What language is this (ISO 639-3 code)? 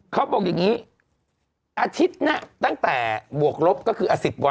tha